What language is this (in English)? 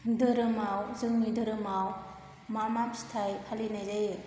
Bodo